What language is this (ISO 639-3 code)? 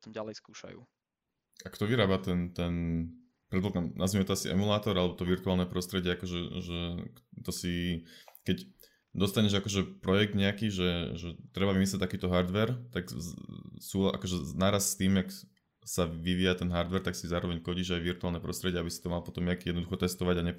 slk